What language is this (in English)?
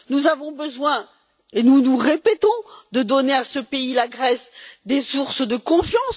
French